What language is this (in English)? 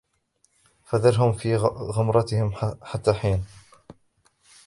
Arabic